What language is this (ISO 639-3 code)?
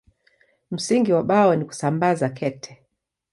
swa